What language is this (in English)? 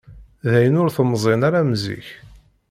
Kabyle